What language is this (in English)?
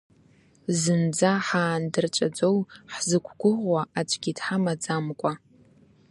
Abkhazian